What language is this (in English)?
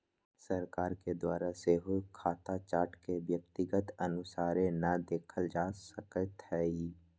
Magahi